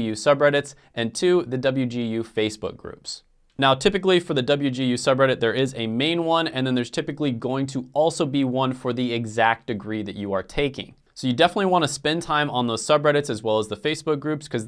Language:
English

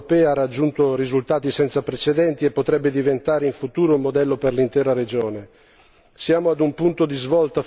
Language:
Italian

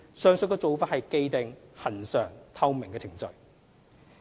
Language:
Cantonese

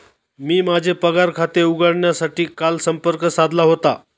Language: Marathi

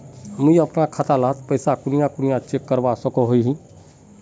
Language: Magahi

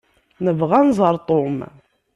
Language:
Kabyle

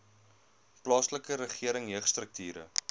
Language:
Afrikaans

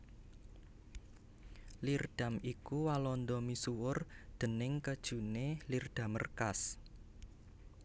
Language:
Javanese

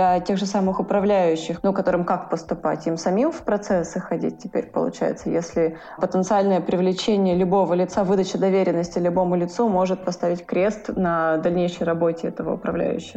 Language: Russian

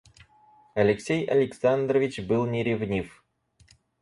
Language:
Russian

